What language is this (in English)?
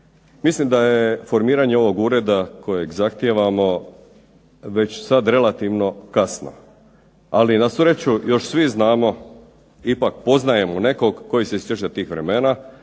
Croatian